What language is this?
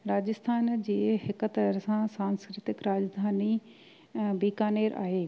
Sindhi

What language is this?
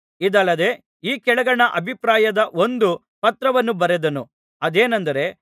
Kannada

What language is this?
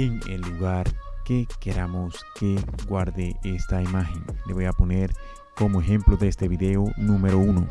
Spanish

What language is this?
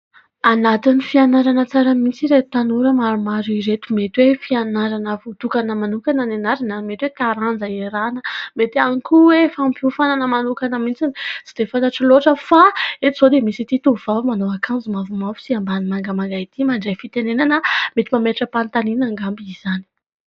Malagasy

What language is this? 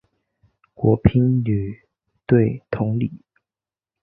Chinese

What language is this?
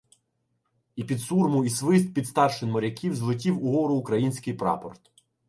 Ukrainian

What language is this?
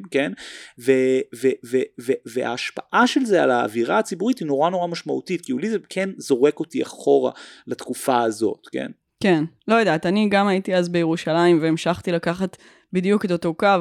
Hebrew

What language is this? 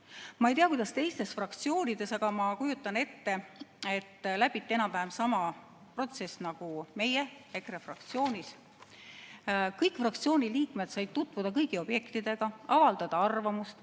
Estonian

